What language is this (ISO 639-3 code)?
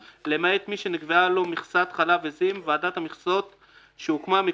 heb